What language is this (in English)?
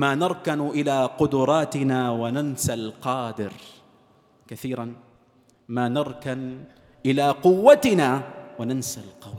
Arabic